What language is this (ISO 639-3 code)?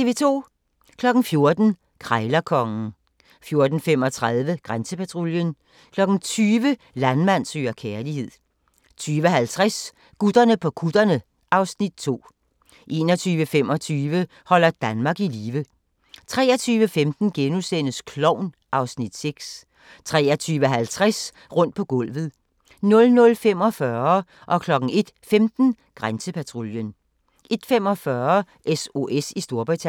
dan